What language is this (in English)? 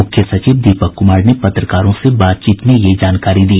Hindi